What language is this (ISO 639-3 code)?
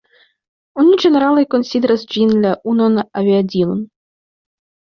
epo